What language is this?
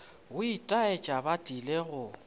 Northern Sotho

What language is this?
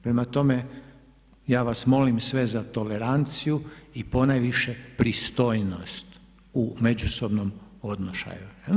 Croatian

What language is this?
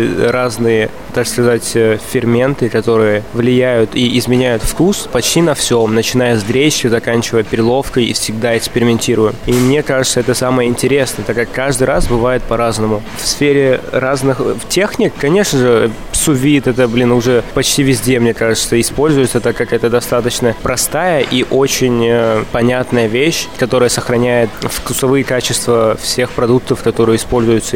Russian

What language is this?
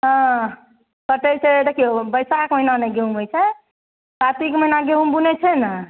Maithili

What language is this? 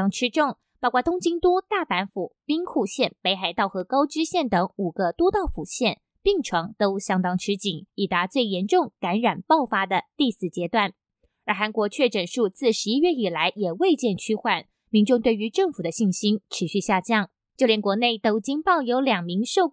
Chinese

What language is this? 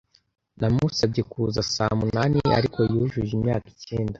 Kinyarwanda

